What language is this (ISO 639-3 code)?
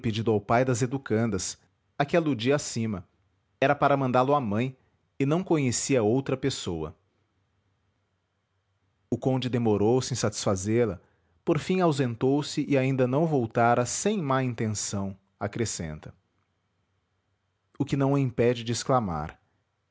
por